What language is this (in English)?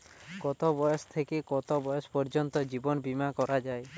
Bangla